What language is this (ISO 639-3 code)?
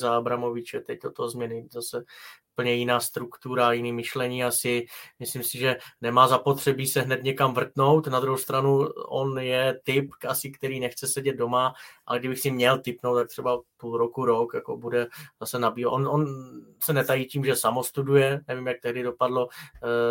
ces